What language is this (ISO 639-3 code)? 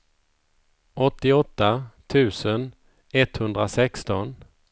swe